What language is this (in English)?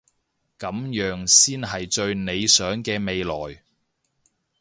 Cantonese